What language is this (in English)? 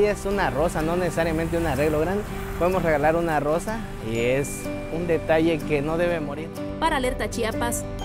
Spanish